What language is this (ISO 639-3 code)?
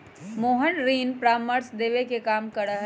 mag